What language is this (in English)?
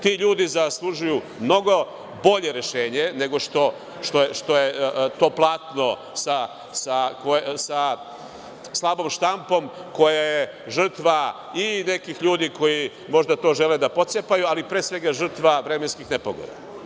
Serbian